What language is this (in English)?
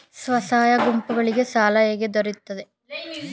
Kannada